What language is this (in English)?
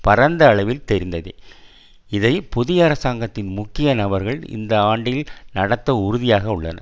Tamil